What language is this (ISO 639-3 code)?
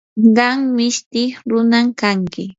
qur